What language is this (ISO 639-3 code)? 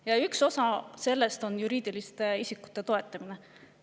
est